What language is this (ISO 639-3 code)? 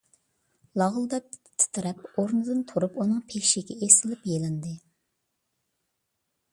uig